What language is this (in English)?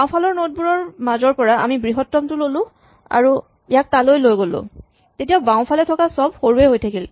Assamese